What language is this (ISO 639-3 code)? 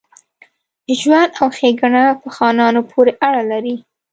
pus